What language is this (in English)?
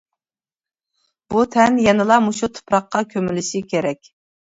Uyghur